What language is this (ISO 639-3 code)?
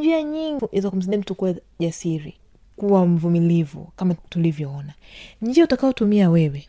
swa